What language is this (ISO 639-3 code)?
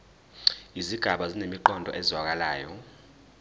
zul